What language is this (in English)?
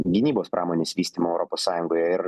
Lithuanian